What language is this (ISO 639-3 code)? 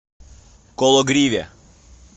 rus